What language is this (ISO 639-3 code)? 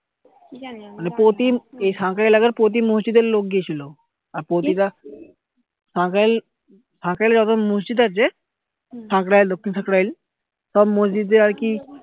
ben